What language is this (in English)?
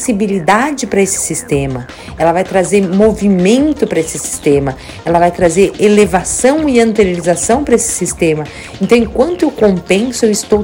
Portuguese